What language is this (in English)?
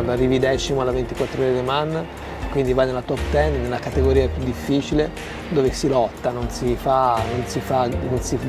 Italian